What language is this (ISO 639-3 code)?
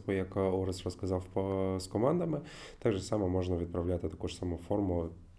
ukr